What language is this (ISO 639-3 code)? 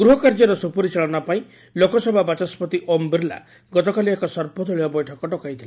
ori